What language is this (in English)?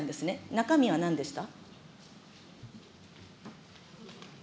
Japanese